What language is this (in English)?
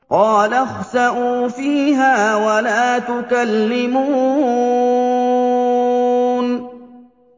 Arabic